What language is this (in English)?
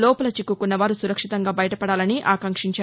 Telugu